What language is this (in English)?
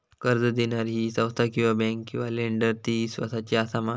Marathi